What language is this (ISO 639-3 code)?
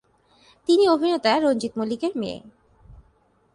ben